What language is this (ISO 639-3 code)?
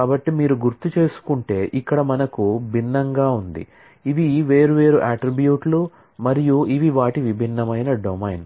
tel